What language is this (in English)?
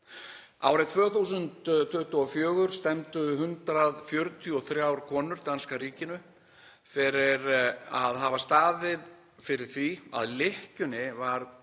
Icelandic